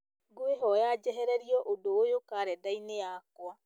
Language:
Kikuyu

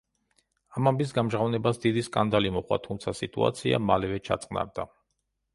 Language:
Georgian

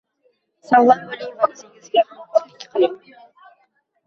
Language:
Uzbek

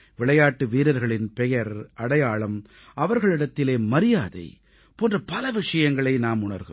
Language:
Tamil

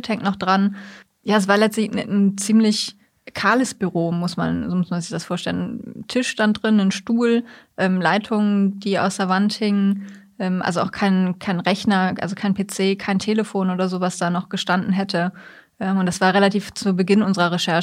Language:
German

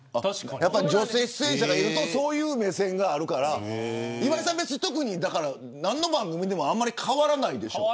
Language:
Japanese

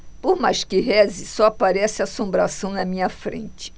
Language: Portuguese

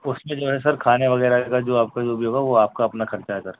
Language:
Urdu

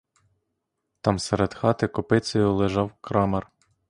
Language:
Ukrainian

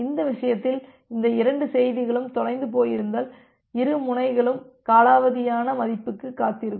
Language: Tamil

